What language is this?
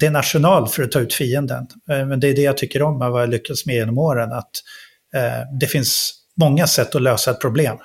Swedish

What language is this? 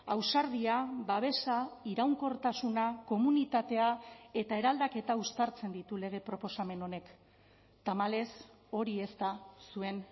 Basque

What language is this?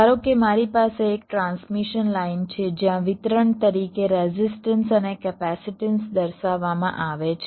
Gujarati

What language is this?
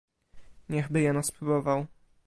Polish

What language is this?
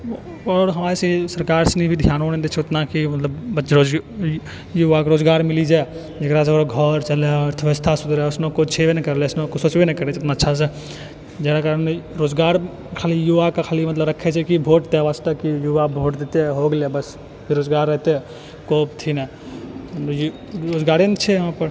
Maithili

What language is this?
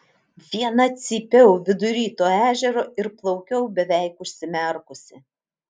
Lithuanian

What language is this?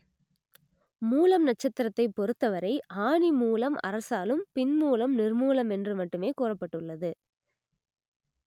Tamil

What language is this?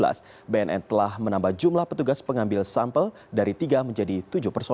Indonesian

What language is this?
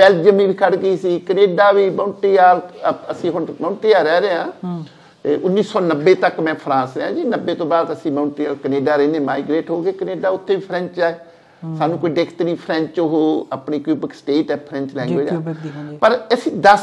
Punjabi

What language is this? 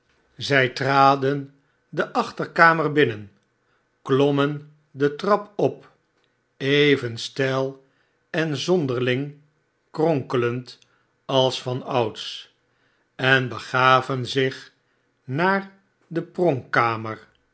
Dutch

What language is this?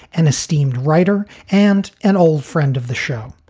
English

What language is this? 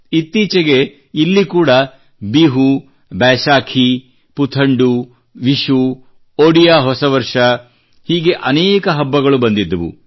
Kannada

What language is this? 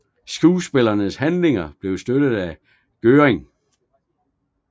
Danish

